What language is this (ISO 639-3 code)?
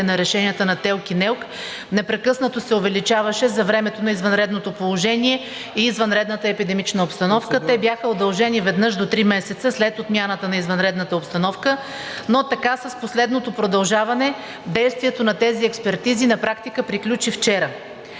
bul